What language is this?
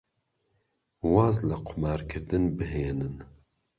Central Kurdish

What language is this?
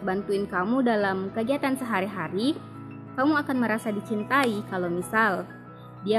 Indonesian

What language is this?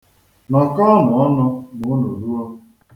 Igbo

